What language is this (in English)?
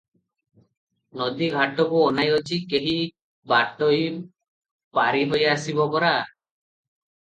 Odia